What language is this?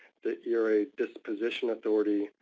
English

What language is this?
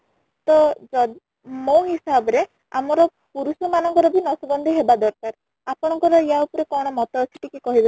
Odia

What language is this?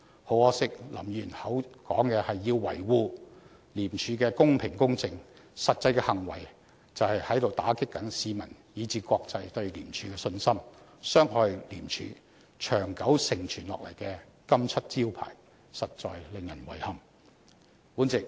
Cantonese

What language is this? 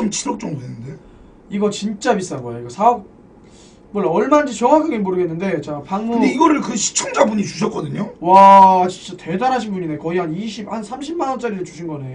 Korean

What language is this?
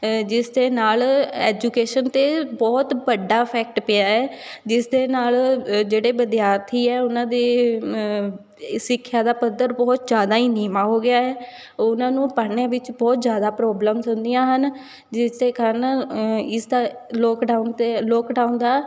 Punjabi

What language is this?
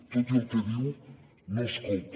Catalan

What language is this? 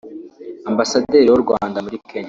Kinyarwanda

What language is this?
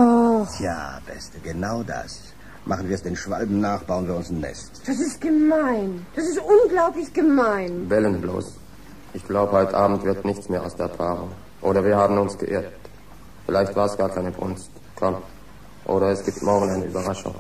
German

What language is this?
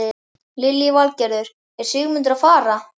Icelandic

